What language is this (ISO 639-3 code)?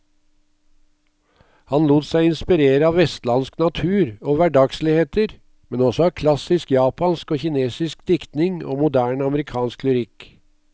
nor